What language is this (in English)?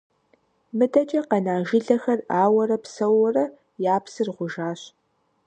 Kabardian